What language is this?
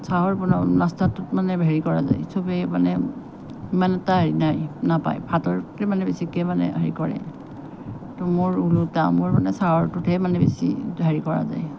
Assamese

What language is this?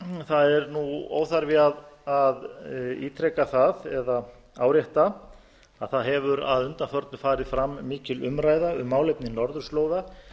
Icelandic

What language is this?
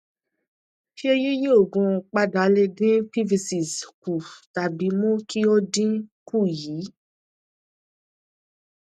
Yoruba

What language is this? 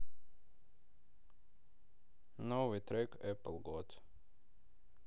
Russian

